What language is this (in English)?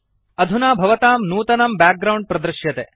Sanskrit